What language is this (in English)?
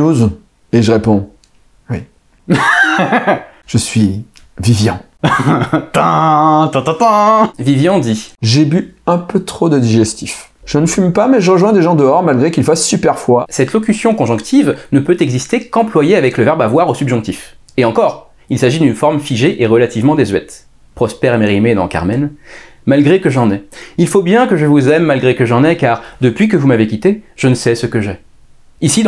French